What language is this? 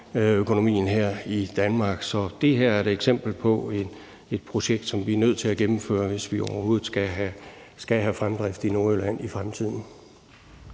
Danish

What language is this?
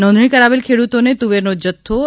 Gujarati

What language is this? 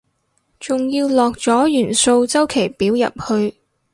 Cantonese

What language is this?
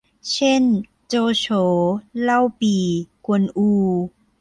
Thai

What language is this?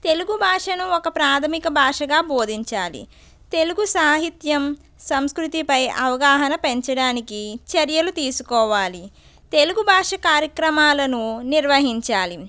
Telugu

